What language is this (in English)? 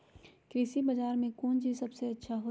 Magahi